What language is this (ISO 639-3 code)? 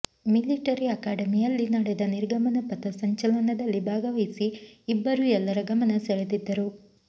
kan